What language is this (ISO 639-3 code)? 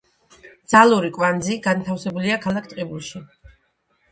kat